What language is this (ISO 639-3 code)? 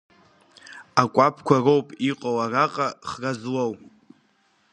abk